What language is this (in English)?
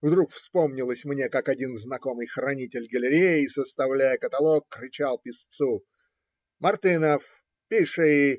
Russian